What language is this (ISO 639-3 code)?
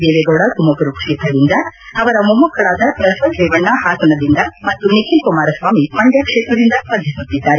kan